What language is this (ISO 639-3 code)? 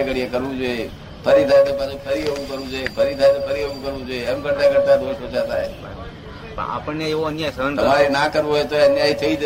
guj